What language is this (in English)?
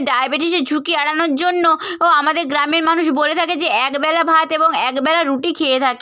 Bangla